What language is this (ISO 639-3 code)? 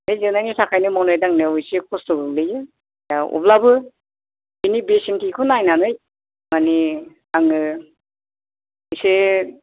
brx